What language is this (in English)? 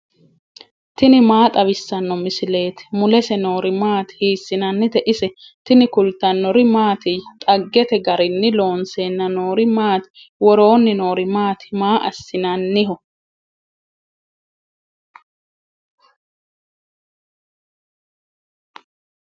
Sidamo